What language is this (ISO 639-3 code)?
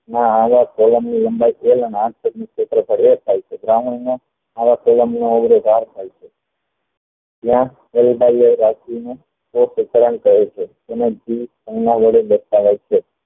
guj